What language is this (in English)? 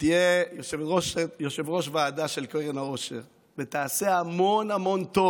Hebrew